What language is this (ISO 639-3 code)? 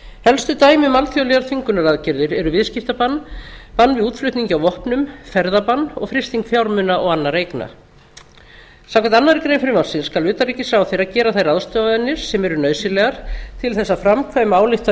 isl